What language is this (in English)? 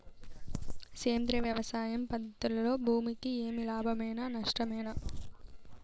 Telugu